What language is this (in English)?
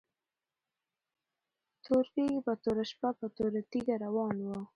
Pashto